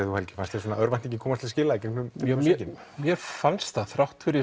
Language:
Icelandic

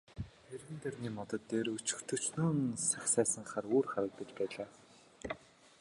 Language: Mongolian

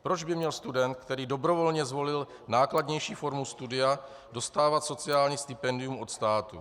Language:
Czech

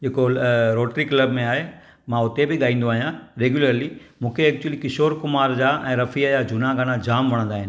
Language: Sindhi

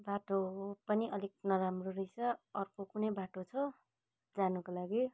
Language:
Nepali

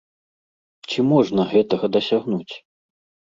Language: Belarusian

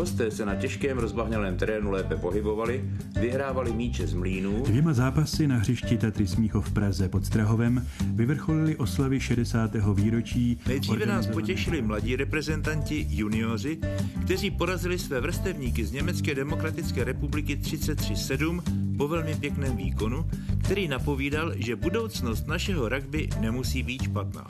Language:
Czech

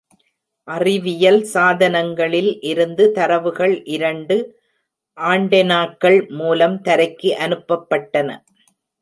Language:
Tamil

